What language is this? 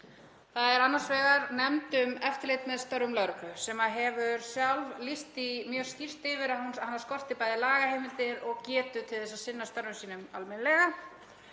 Icelandic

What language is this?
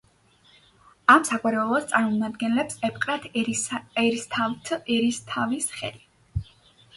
Georgian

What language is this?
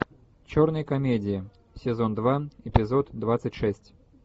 Russian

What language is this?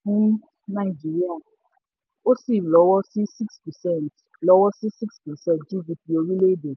Yoruba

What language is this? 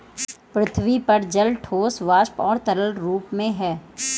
Hindi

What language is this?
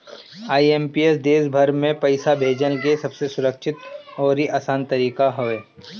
Bhojpuri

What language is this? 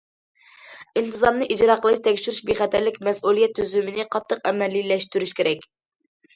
Uyghur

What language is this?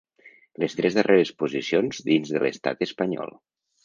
Catalan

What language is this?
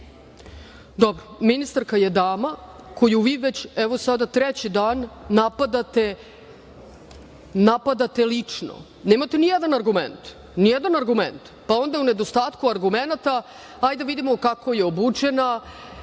Serbian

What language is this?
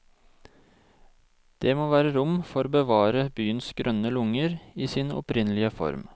Norwegian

